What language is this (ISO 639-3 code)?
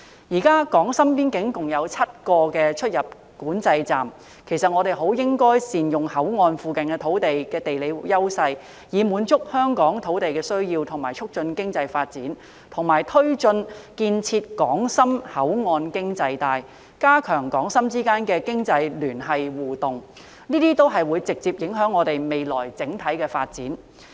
yue